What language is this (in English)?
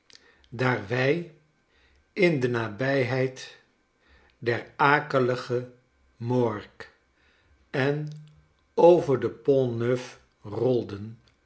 Dutch